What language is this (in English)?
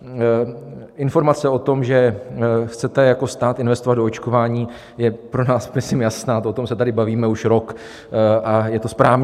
Czech